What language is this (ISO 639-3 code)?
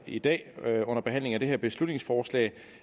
dan